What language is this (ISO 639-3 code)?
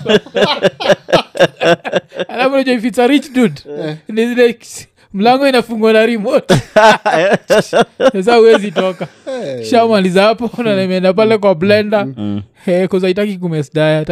swa